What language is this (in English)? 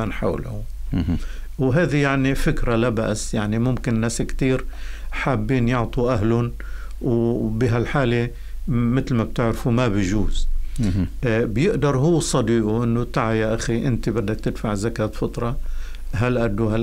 Arabic